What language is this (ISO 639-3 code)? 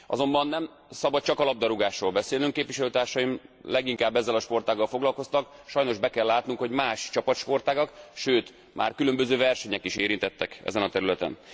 hun